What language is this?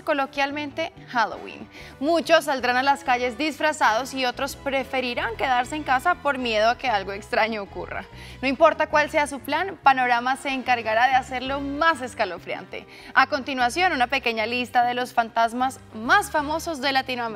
Spanish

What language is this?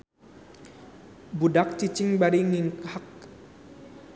Sundanese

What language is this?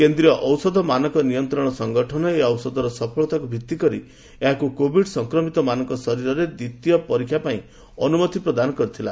Odia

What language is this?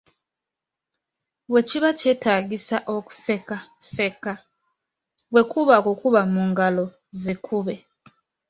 Ganda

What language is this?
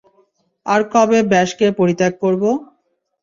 Bangla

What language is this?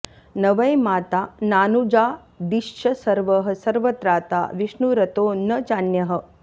Sanskrit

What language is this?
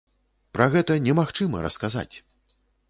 Belarusian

